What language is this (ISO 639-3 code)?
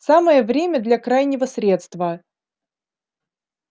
rus